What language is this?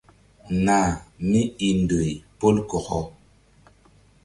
Mbum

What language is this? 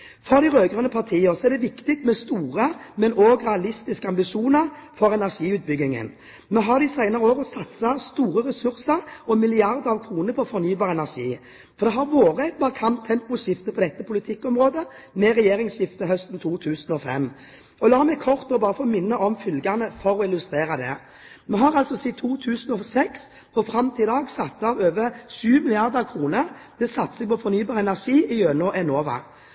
Norwegian Bokmål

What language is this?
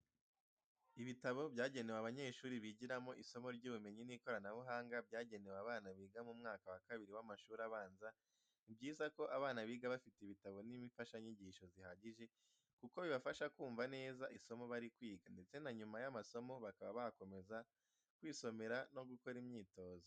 Kinyarwanda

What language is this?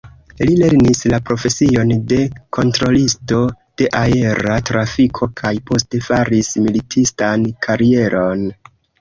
Esperanto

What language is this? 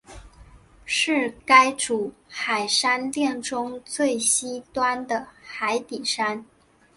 Chinese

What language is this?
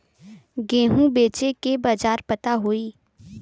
Bhojpuri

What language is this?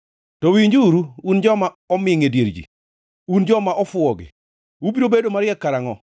Luo (Kenya and Tanzania)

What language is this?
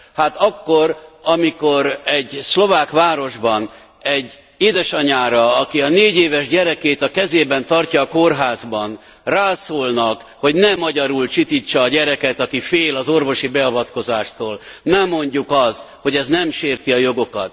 Hungarian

